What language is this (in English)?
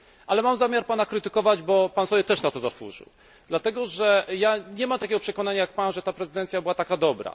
Polish